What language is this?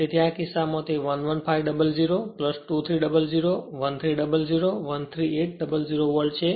Gujarati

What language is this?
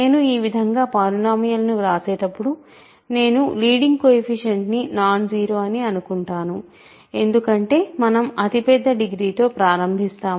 Telugu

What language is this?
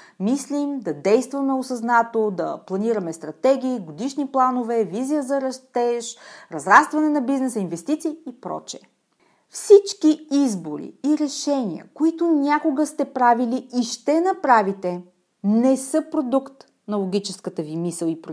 Bulgarian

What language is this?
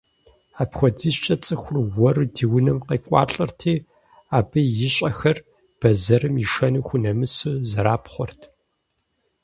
Kabardian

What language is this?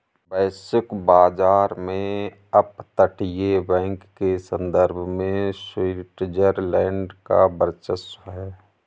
Hindi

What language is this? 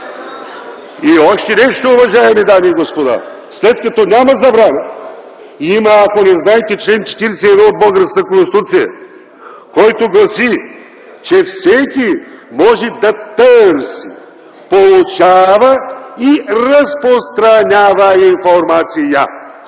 Bulgarian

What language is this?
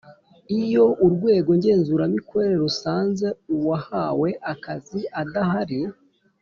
Kinyarwanda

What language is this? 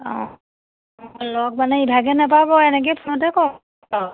Assamese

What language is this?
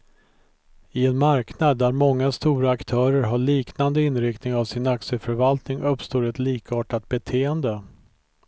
Swedish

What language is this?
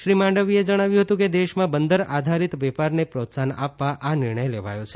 Gujarati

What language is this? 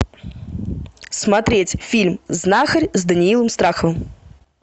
Russian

